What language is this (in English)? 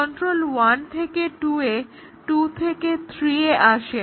Bangla